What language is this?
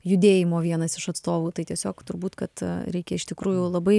Lithuanian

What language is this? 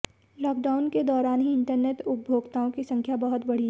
Hindi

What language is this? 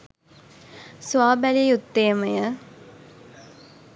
Sinhala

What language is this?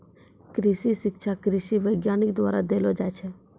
Maithili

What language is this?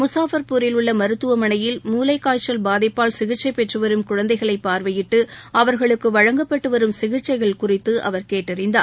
Tamil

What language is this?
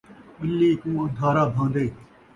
Saraiki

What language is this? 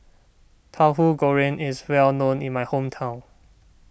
English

